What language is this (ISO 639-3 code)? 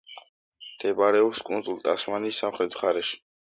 kat